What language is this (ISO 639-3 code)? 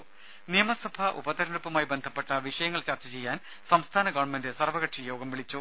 mal